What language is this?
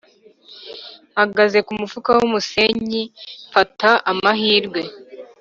Kinyarwanda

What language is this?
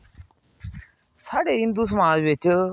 Dogri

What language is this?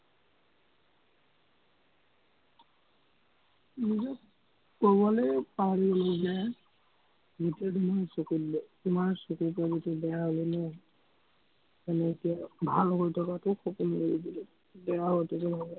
Assamese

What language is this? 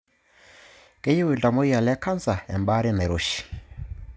Masai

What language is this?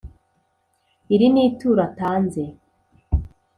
Kinyarwanda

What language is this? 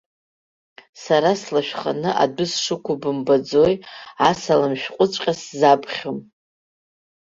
Abkhazian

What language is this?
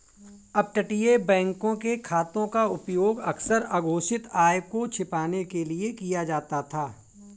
Hindi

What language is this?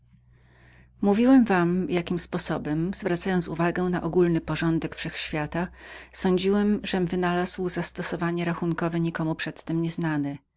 Polish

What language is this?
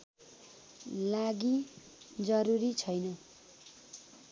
Nepali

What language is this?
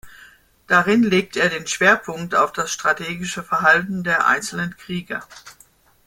German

